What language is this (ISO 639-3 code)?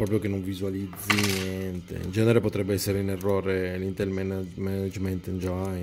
ita